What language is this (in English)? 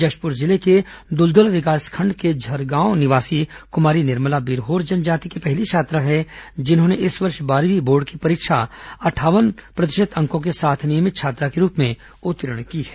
Hindi